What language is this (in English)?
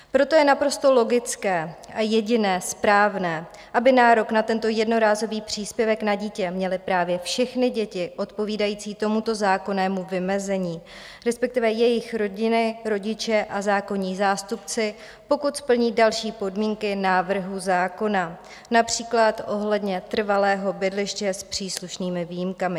Czech